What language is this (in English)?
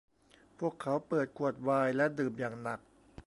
Thai